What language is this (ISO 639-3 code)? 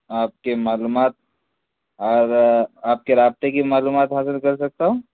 urd